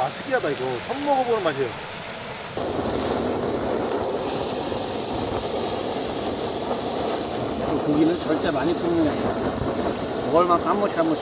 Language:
Korean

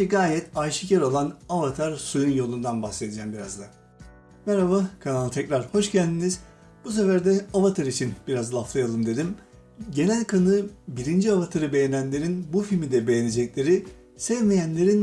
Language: Turkish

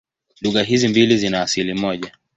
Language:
Swahili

